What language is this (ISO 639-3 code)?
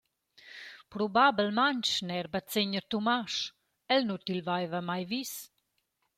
roh